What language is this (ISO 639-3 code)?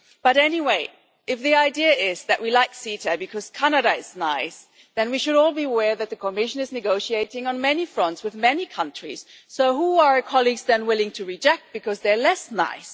eng